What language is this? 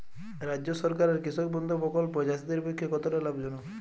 Bangla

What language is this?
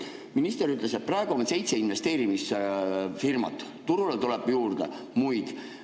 Estonian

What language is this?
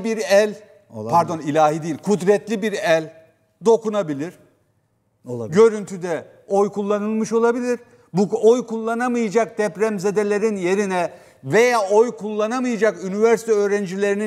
Turkish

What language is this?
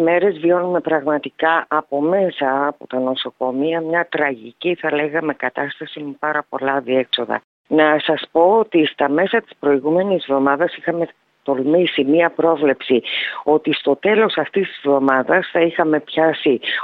Greek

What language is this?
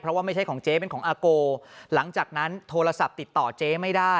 Thai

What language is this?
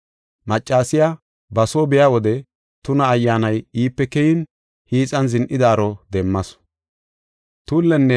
Gofa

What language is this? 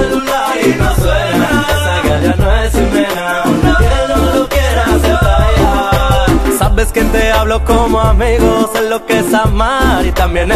Arabic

